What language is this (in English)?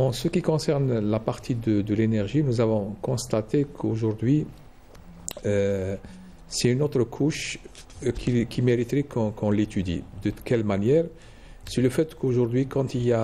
French